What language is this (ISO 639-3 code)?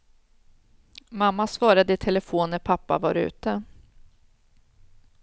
swe